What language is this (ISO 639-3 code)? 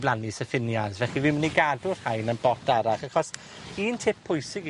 cym